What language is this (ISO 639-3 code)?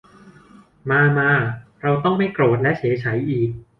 tha